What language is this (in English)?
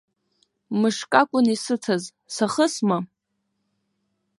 Abkhazian